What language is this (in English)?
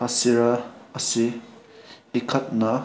Manipuri